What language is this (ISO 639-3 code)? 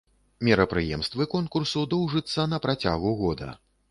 bel